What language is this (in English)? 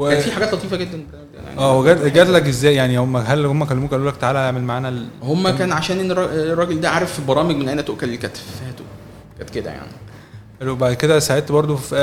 Arabic